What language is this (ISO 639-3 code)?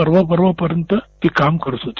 mar